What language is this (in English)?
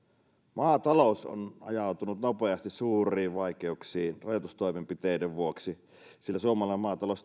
Finnish